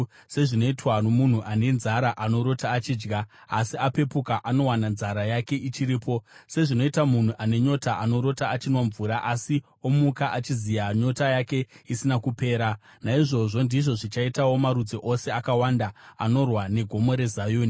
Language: Shona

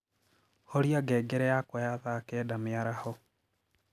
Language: Kikuyu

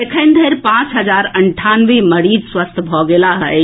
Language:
Maithili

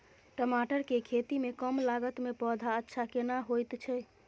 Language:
Maithili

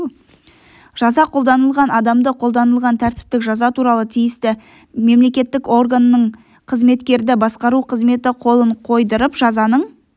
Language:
Kazakh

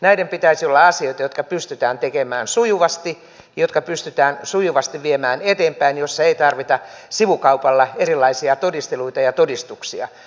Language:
Finnish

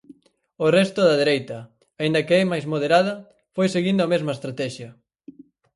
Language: Galician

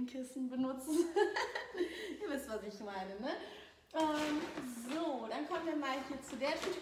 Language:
German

